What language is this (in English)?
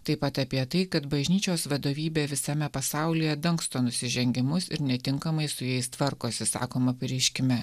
Lithuanian